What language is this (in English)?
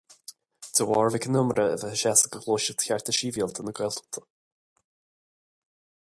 Irish